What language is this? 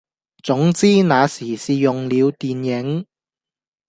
Cantonese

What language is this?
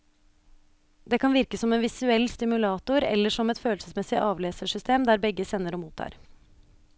Norwegian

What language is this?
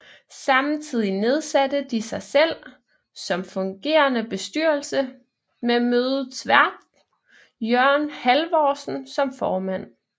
Danish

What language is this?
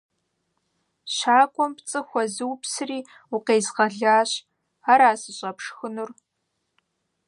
Kabardian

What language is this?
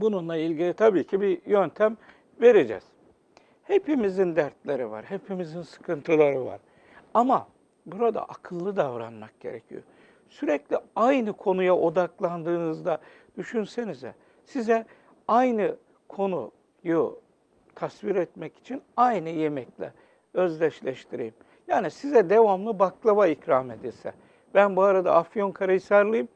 Turkish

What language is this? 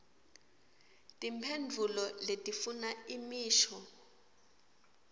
Swati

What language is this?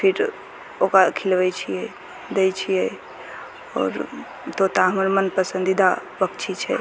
Maithili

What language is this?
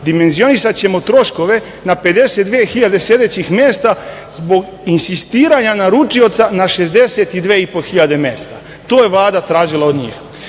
Serbian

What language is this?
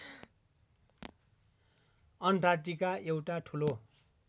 Nepali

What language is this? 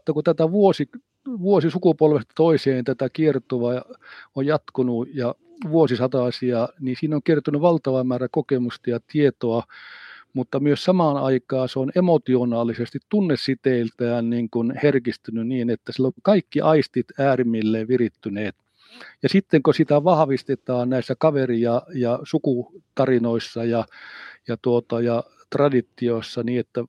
Finnish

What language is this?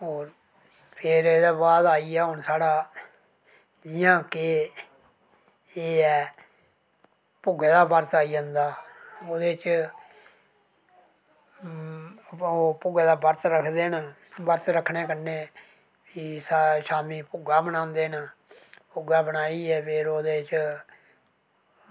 Dogri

